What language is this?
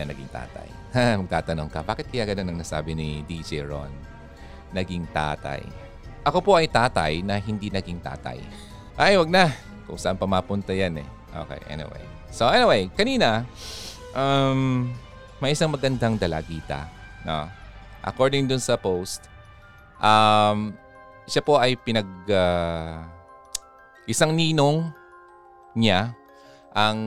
Filipino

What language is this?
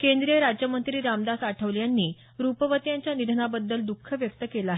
Marathi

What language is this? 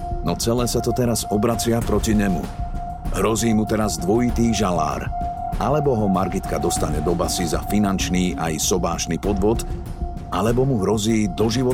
Slovak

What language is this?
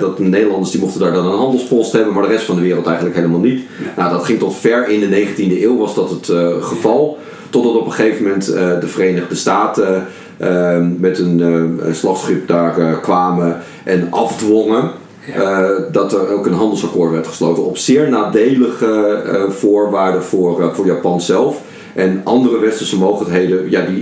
Dutch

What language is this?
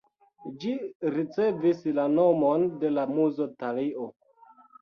Esperanto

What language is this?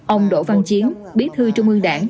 Vietnamese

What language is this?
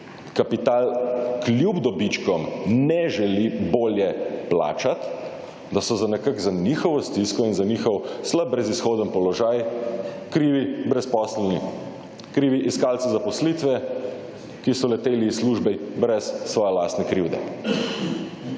Slovenian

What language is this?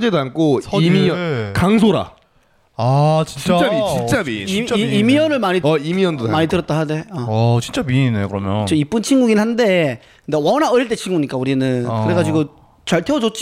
Korean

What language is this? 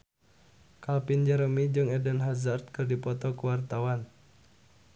Sundanese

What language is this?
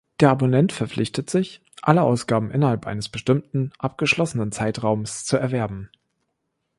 German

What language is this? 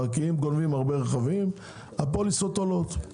Hebrew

